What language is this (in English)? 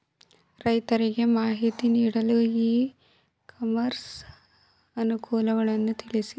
Kannada